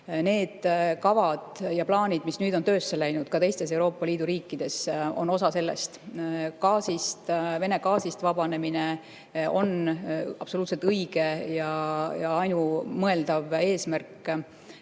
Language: Estonian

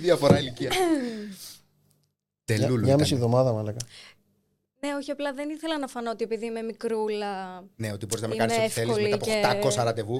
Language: Greek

